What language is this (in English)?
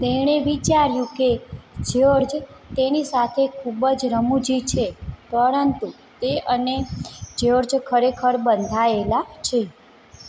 Gujarati